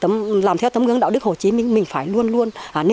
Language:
Vietnamese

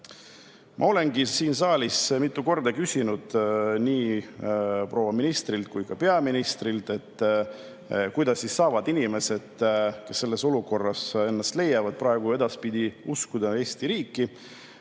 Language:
Estonian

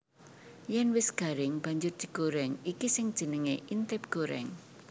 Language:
Javanese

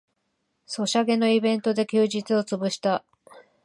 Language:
Japanese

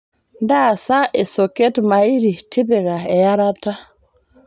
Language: Masai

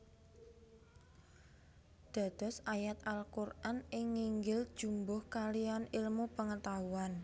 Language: Javanese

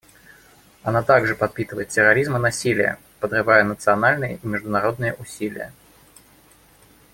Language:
Russian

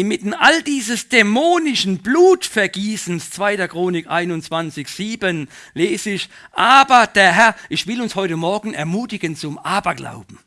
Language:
German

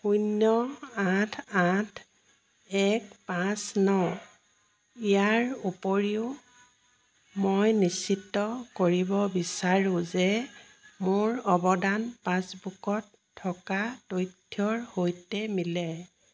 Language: Assamese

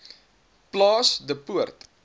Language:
Afrikaans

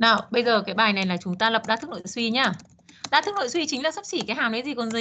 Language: Vietnamese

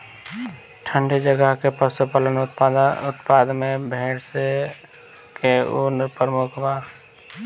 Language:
Bhojpuri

